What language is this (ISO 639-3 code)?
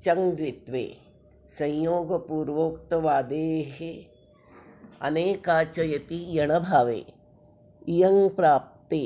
san